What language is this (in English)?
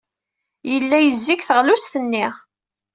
Kabyle